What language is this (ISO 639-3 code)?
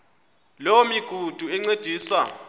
xho